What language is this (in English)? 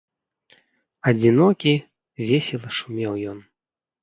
Belarusian